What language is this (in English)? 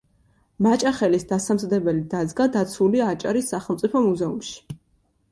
Georgian